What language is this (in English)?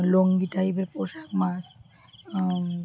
Bangla